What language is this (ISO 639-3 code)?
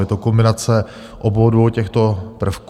ces